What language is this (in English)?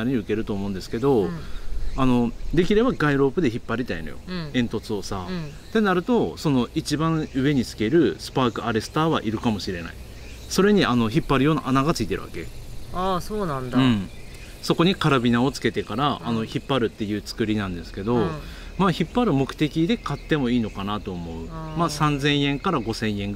Japanese